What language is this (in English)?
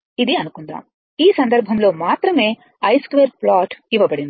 Telugu